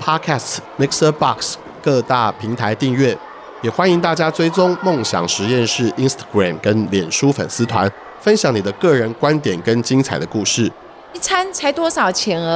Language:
Chinese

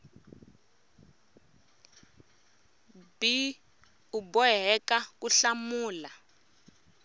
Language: Tsonga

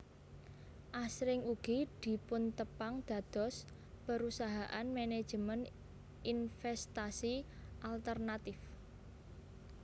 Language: Javanese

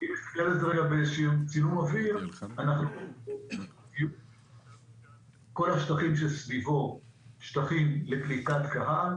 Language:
Hebrew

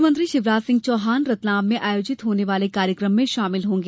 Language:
Hindi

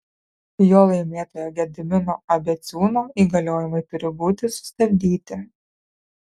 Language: Lithuanian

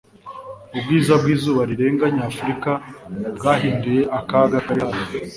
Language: Kinyarwanda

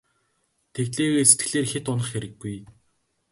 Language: Mongolian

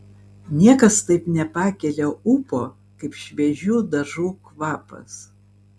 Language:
Lithuanian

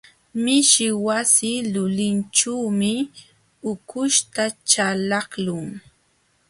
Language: Jauja Wanca Quechua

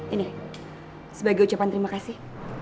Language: Indonesian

